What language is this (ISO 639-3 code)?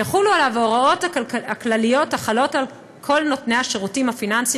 heb